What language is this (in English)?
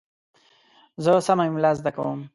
Pashto